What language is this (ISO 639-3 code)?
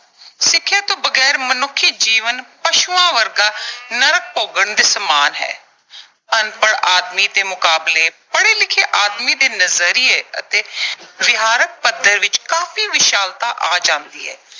pan